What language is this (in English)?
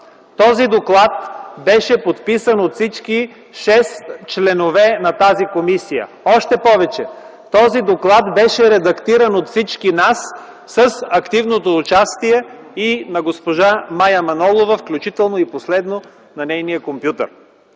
Bulgarian